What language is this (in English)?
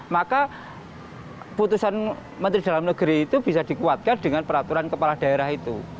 Indonesian